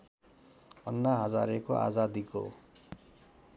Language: Nepali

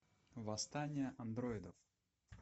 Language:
Russian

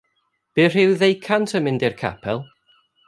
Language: Welsh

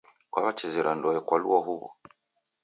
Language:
Taita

